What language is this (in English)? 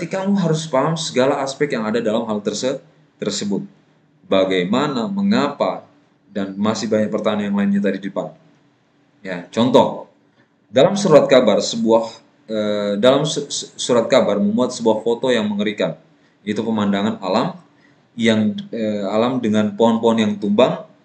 Indonesian